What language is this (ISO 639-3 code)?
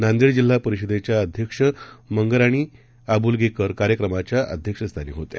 mar